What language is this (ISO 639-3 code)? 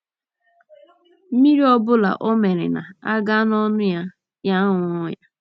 ibo